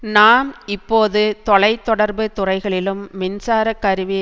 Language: Tamil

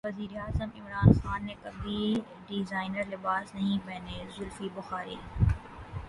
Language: Urdu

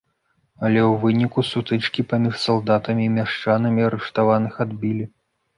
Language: Belarusian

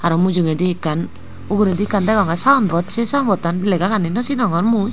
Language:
Chakma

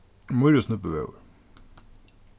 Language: Faroese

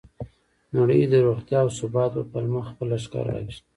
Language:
Pashto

